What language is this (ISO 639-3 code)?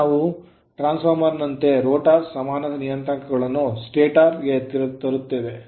kan